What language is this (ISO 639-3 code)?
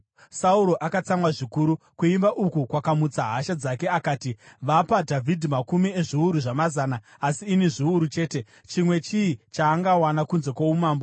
sna